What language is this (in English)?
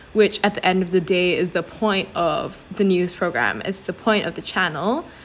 English